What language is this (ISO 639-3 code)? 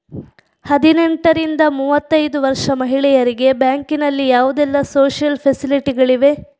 kan